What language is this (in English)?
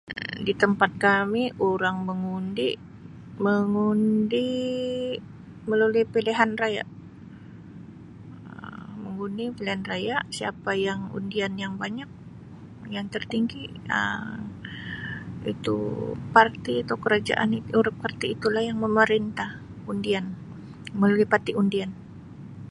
Sabah Malay